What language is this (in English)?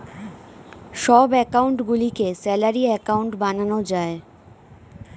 Bangla